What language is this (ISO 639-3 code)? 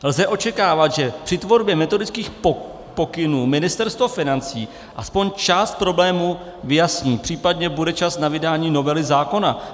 ces